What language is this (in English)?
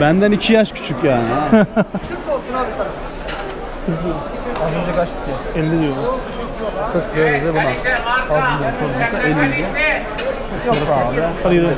Turkish